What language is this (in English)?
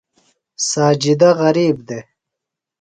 Phalura